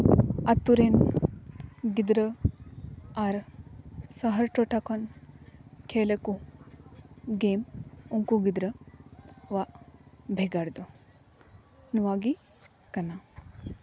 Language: Santali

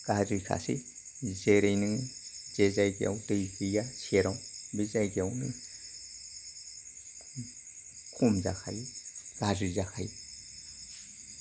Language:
Bodo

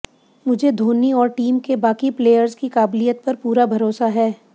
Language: Hindi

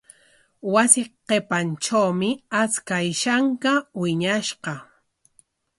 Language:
Corongo Ancash Quechua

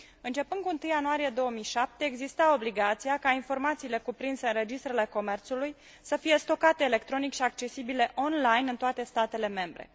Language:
Romanian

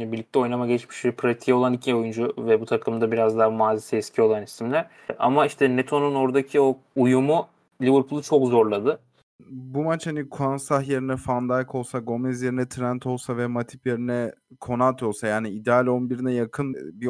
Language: Turkish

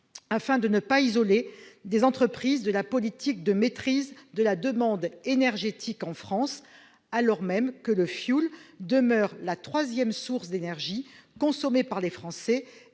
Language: French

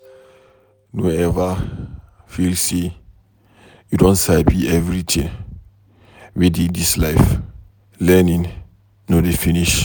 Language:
Nigerian Pidgin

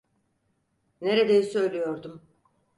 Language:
Turkish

